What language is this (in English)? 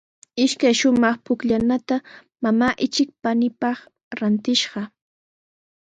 Sihuas Ancash Quechua